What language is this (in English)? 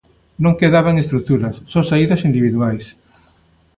Galician